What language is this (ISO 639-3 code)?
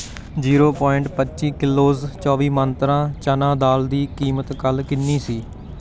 pan